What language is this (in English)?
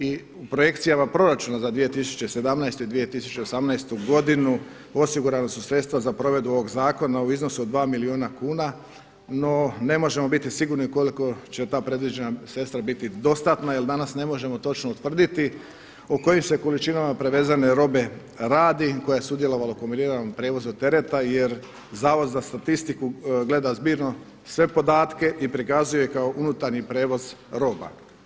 Croatian